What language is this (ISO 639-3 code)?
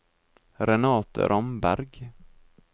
nor